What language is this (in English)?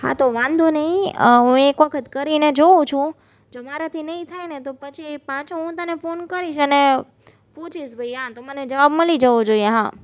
Gujarati